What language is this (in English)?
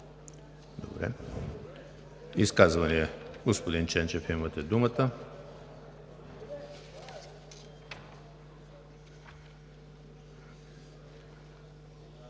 Bulgarian